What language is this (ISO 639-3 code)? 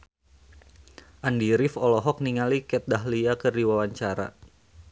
sun